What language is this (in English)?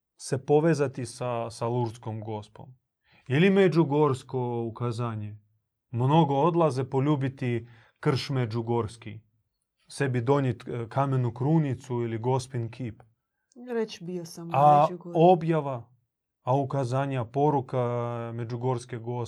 Croatian